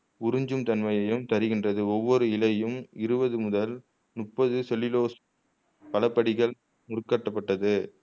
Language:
Tamil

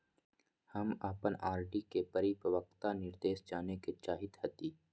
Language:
Magahi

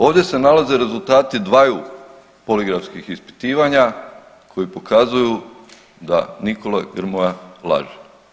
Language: Croatian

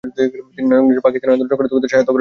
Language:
Bangla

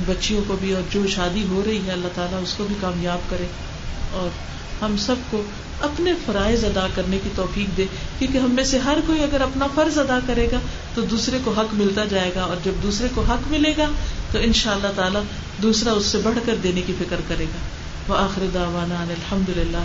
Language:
Urdu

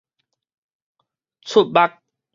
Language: Min Nan Chinese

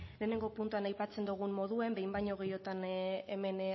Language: Basque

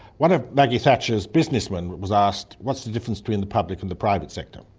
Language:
English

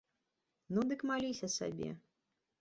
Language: Belarusian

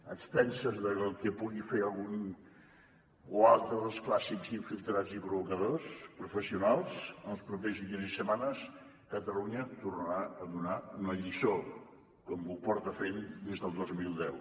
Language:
Catalan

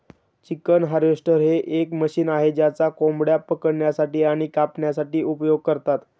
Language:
Marathi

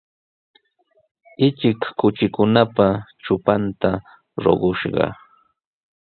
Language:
Sihuas Ancash Quechua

